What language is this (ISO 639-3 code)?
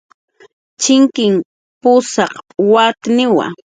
jqr